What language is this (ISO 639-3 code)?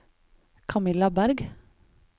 nor